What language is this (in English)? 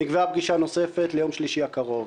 Hebrew